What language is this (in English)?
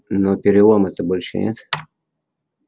Russian